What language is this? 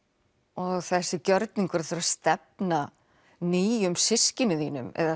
Icelandic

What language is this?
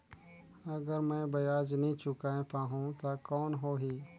Chhattisgarhi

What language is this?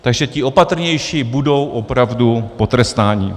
Czech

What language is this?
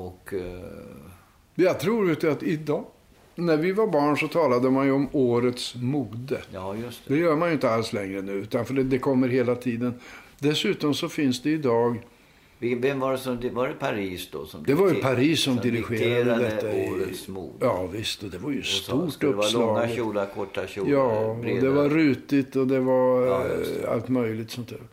Swedish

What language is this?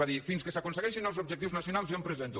Catalan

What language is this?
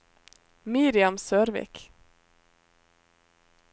Norwegian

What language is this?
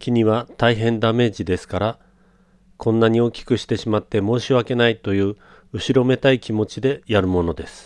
Japanese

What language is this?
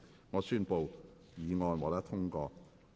Cantonese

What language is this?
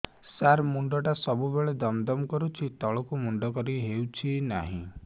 Odia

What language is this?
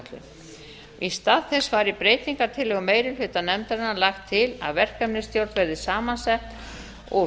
Icelandic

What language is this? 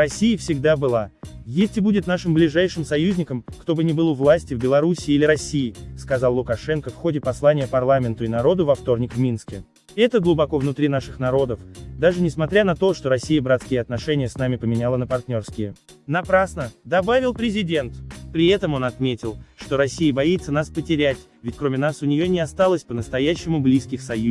Russian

